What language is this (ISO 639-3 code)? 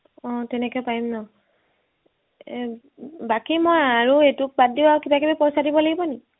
asm